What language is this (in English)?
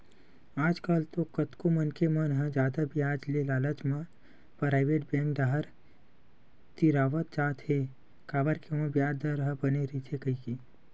Chhattisgarhi